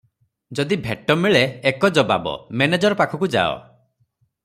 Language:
Odia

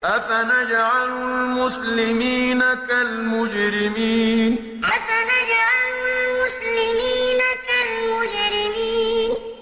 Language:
Arabic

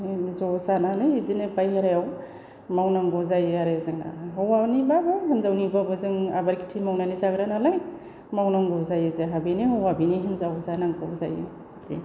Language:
Bodo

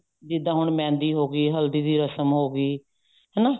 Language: Punjabi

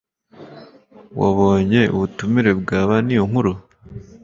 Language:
Kinyarwanda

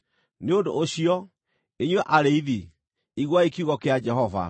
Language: Kikuyu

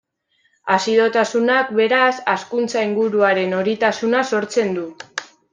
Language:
Basque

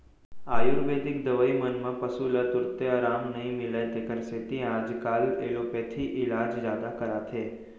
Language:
Chhattisgarhi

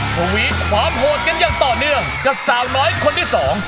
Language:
Thai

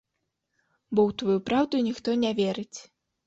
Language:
Belarusian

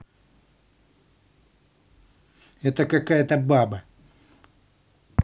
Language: Russian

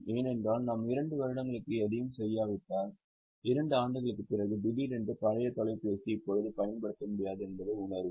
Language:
Tamil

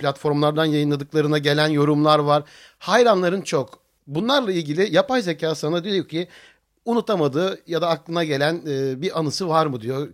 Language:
Turkish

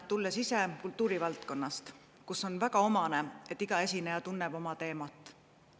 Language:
Estonian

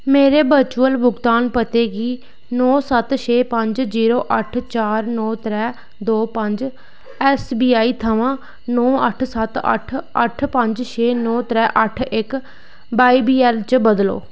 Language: Dogri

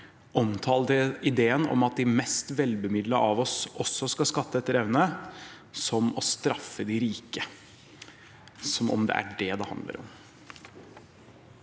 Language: Norwegian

